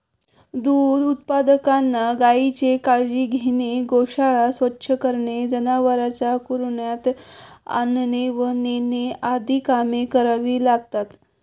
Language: Marathi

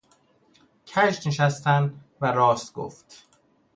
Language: Persian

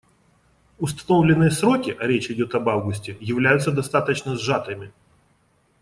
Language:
Russian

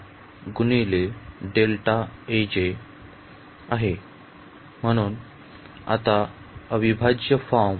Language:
Marathi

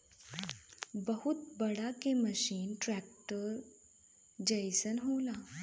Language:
Bhojpuri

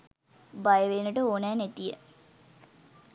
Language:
Sinhala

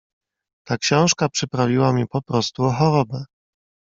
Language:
Polish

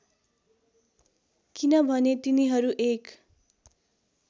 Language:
Nepali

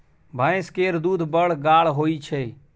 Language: Maithili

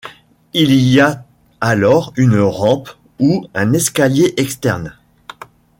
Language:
French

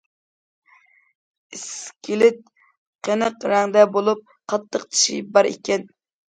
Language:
Uyghur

